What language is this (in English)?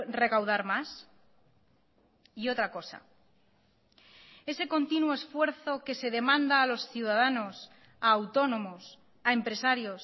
Spanish